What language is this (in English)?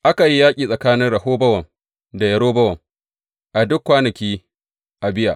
Hausa